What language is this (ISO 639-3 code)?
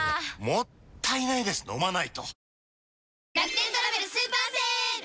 jpn